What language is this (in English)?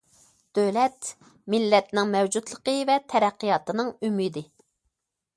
Uyghur